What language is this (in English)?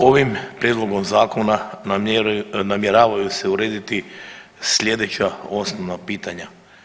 Croatian